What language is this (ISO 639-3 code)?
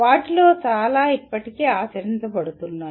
tel